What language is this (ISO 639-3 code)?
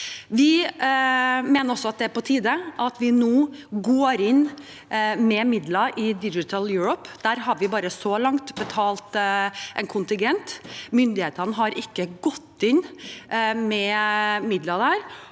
nor